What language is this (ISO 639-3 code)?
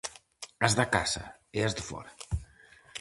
glg